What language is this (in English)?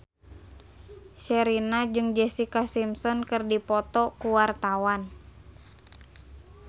Sundanese